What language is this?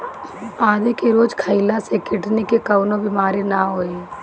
Bhojpuri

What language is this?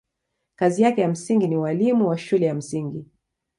Swahili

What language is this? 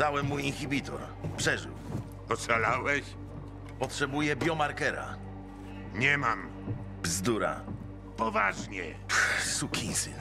Polish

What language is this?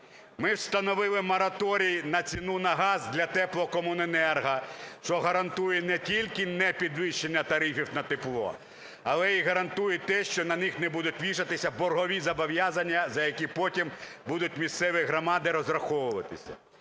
Ukrainian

